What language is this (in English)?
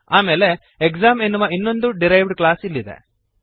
Kannada